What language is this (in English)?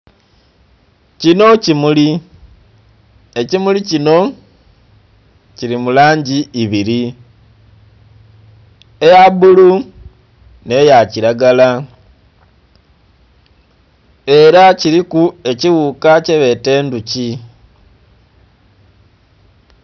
Soga